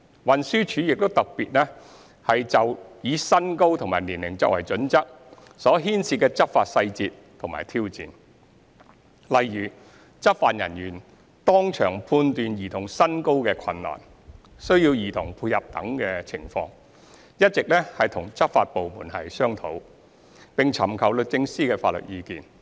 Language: Cantonese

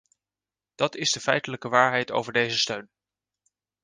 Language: Dutch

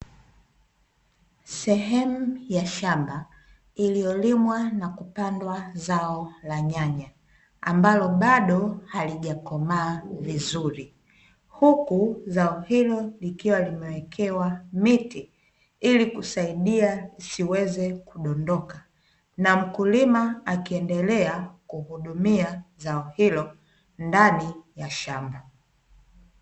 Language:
Swahili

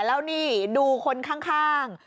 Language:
Thai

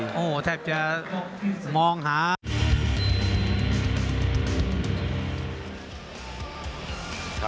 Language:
Thai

